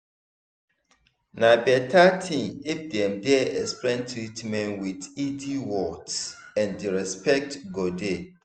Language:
Nigerian Pidgin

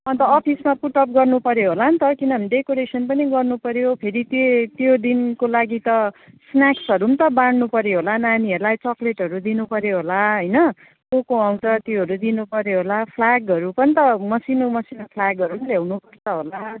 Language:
Nepali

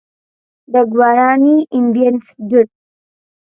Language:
English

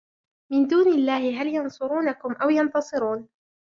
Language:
Arabic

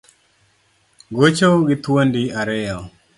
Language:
Luo (Kenya and Tanzania)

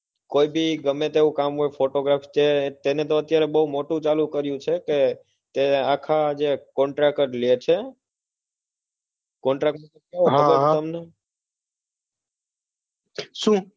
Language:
Gujarati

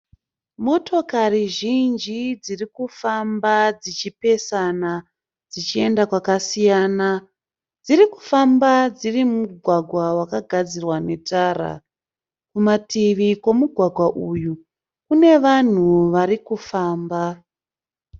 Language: Shona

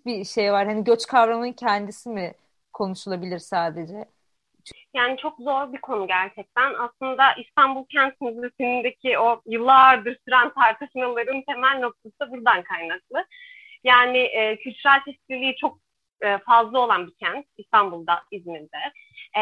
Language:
Turkish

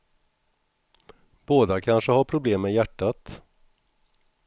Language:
Swedish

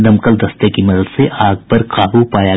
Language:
Hindi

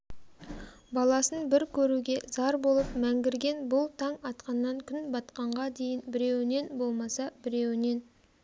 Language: Kazakh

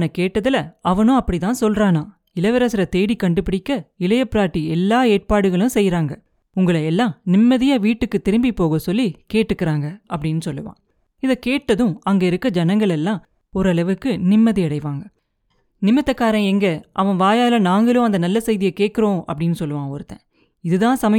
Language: Tamil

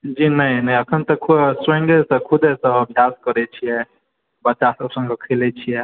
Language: Maithili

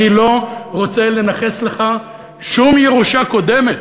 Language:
Hebrew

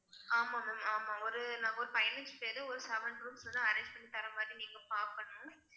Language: Tamil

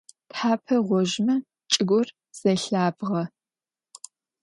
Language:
Adyghe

